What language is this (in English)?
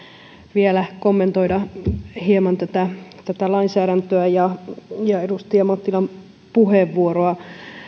Finnish